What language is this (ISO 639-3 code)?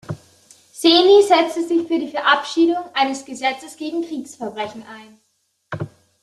deu